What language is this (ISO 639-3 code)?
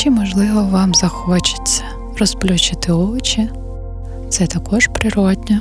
ukr